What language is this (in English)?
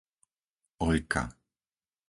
Slovak